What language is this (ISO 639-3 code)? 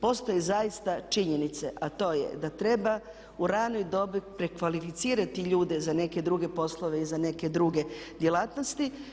hrv